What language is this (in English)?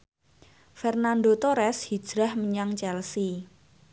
Javanese